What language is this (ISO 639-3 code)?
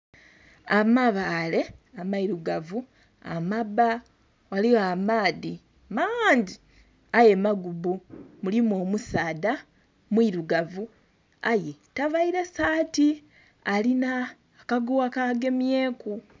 xog